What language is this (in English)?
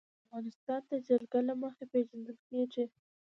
Pashto